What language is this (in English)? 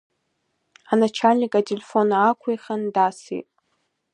Abkhazian